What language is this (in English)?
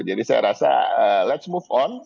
Indonesian